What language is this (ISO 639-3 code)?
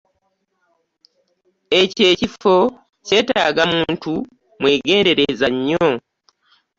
lug